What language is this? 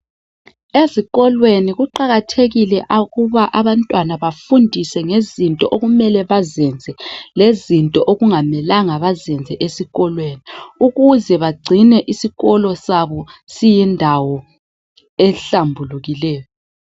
North Ndebele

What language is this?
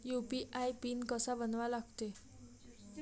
Marathi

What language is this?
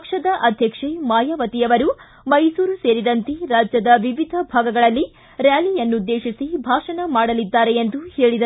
Kannada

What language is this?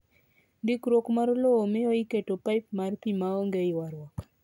Luo (Kenya and Tanzania)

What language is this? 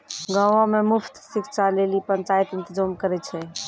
Maithili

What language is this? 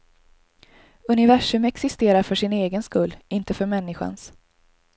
Swedish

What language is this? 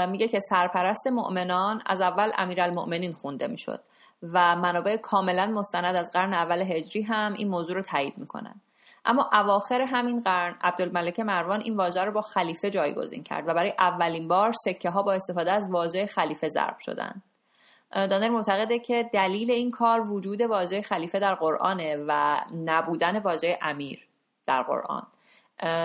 Persian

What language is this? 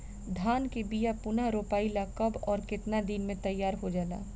Bhojpuri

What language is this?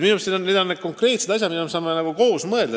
Estonian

